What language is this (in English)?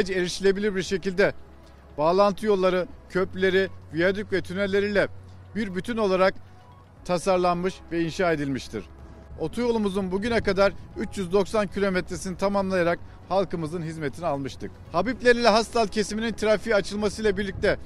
Turkish